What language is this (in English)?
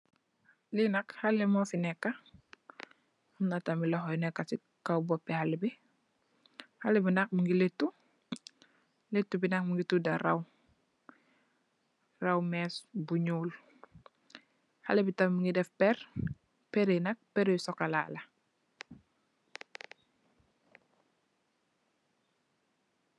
Wolof